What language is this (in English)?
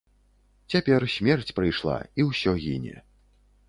Belarusian